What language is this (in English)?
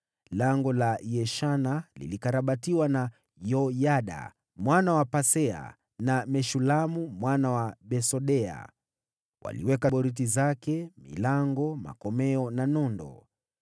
Swahili